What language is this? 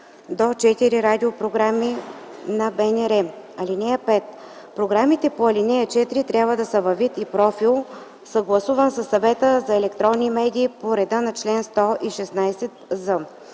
Bulgarian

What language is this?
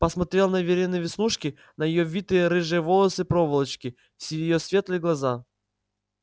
Russian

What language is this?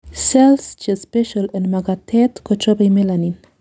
Kalenjin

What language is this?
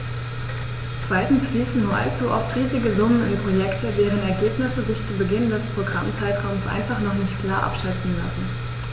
German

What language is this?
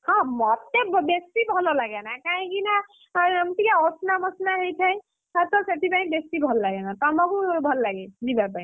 Odia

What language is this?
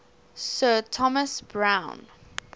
English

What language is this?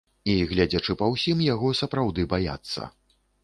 Belarusian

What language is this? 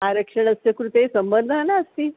Sanskrit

